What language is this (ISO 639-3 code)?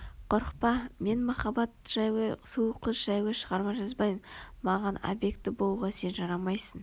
kaz